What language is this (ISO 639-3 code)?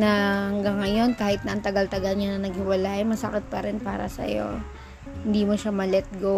fil